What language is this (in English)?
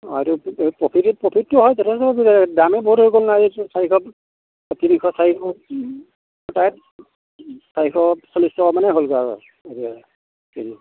Assamese